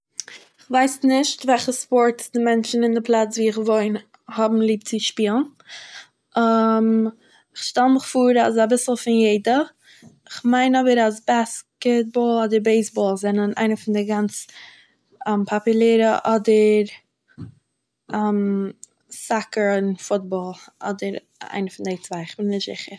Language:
Yiddish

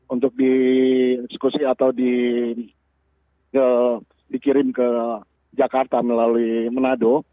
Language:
Indonesian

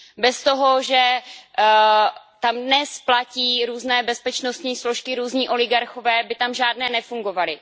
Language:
Czech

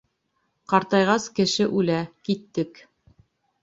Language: Bashkir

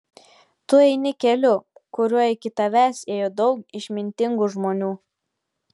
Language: Lithuanian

